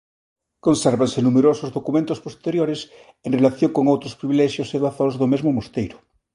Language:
Galician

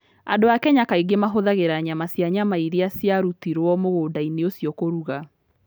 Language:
Kikuyu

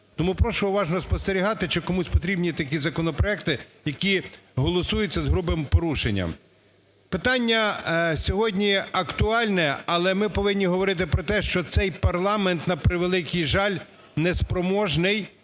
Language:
Ukrainian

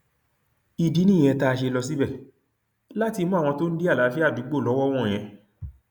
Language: Yoruba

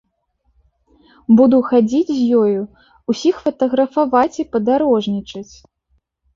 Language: Belarusian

